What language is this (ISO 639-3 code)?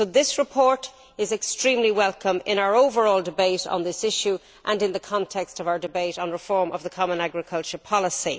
eng